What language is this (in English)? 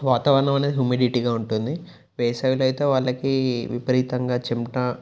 Telugu